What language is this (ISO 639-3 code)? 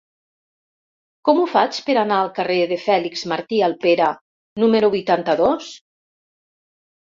cat